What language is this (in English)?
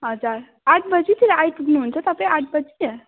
Nepali